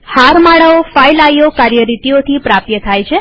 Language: Gujarati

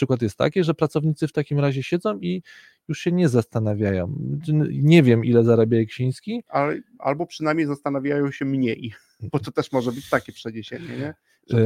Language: Polish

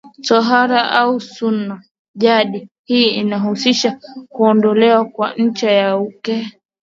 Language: Swahili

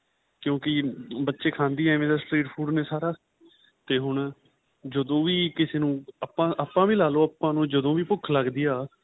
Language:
Punjabi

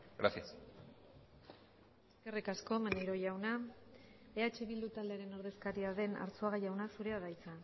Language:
Basque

